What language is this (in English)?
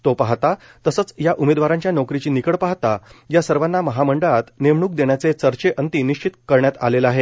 Marathi